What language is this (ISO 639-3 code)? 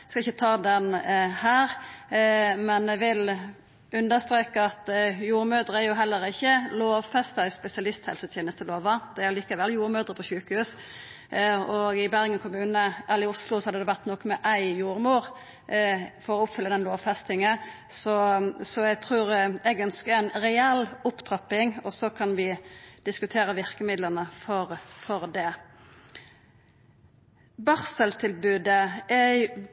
nno